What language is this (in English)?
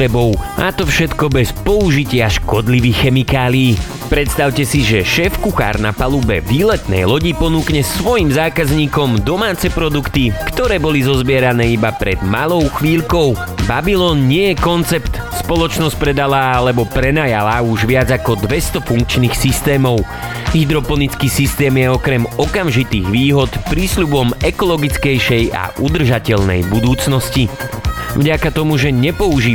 Slovak